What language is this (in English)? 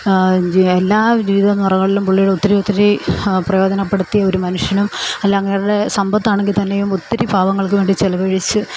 Malayalam